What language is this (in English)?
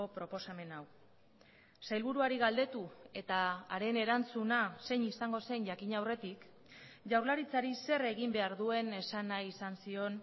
Basque